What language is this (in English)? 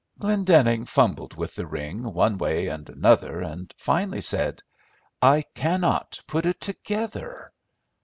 English